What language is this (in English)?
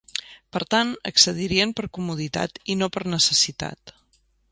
Catalan